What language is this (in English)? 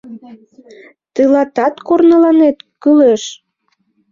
Mari